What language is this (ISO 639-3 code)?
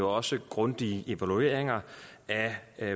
dan